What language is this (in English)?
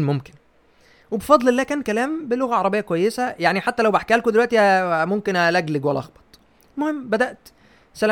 Arabic